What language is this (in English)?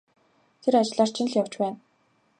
Mongolian